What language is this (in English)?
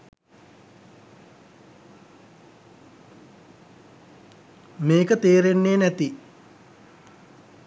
Sinhala